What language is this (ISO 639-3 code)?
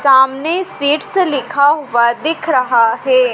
hin